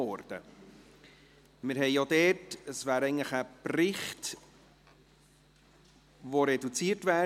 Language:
Swiss German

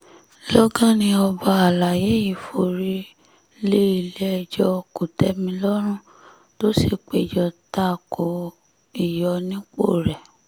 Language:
Yoruba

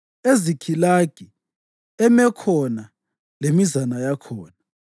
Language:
North Ndebele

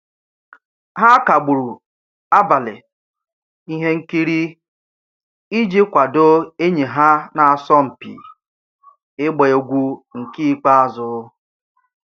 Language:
Igbo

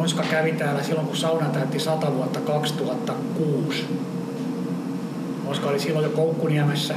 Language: Finnish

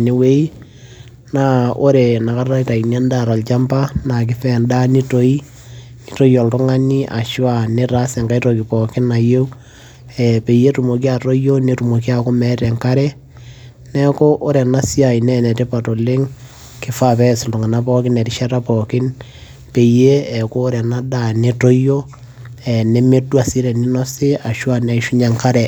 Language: Masai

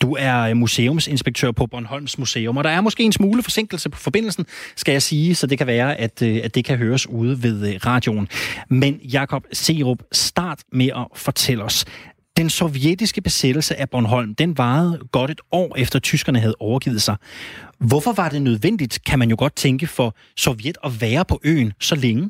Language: Danish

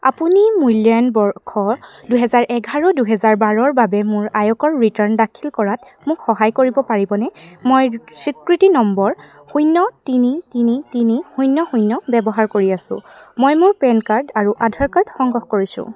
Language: Assamese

